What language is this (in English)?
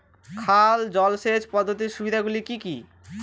Bangla